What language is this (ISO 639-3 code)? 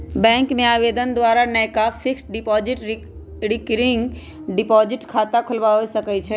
mag